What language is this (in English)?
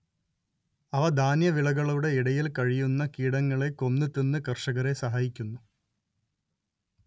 Malayalam